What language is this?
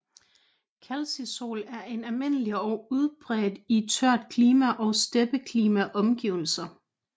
Danish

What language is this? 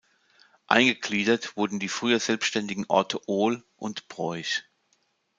German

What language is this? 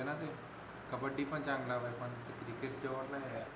Marathi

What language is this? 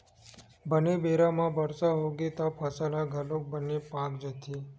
Chhattisgarhi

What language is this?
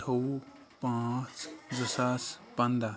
Kashmiri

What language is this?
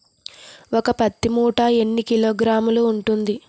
Telugu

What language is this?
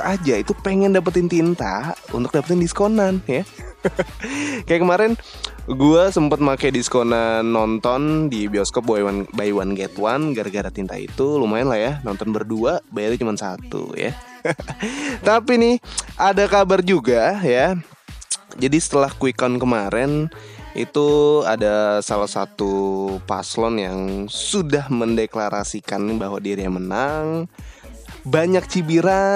Indonesian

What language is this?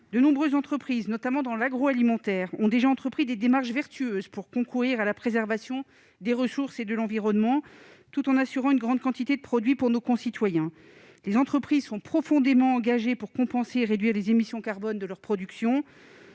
French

